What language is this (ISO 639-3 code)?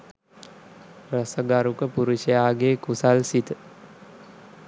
sin